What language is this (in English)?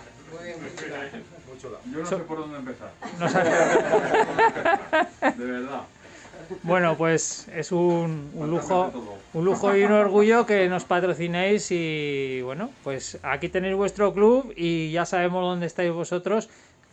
Spanish